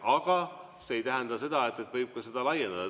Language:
Estonian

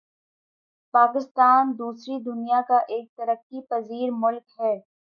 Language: Urdu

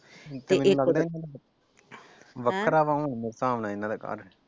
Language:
Punjabi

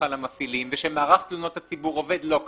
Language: Hebrew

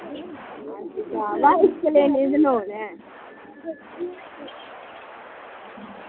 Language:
Dogri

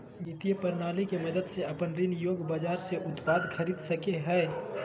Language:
Magahi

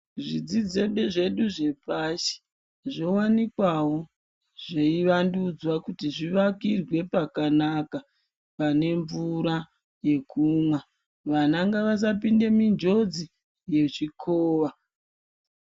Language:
Ndau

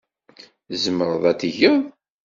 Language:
Kabyle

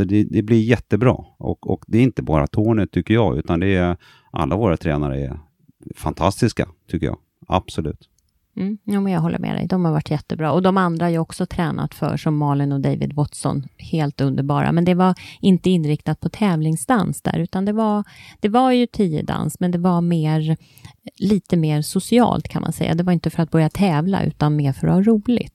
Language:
Swedish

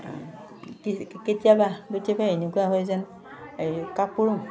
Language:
Assamese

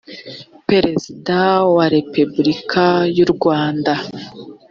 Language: Kinyarwanda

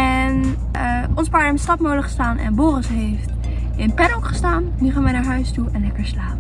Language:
Dutch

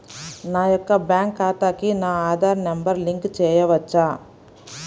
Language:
Telugu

